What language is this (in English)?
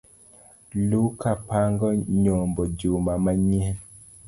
Luo (Kenya and Tanzania)